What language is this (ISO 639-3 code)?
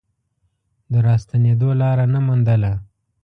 pus